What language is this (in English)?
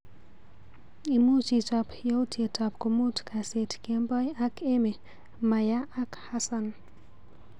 Kalenjin